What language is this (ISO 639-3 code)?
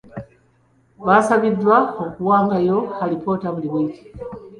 lug